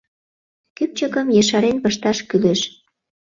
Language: Mari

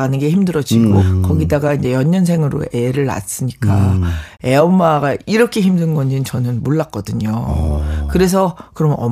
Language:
Korean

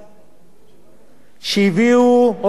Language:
Hebrew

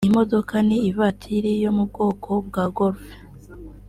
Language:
Kinyarwanda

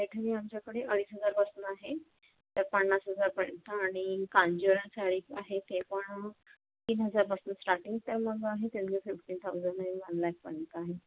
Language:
Marathi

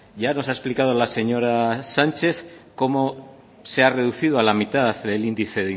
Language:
Spanish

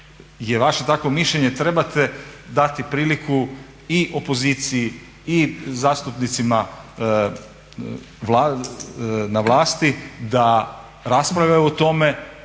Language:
Croatian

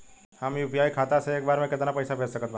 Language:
Bhojpuri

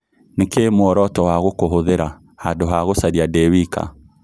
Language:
Kikuyu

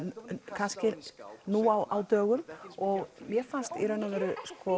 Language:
Icelandic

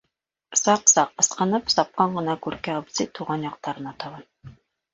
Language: Bashkir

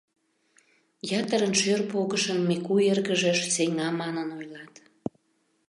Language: Mari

